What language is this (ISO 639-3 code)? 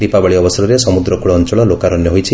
ori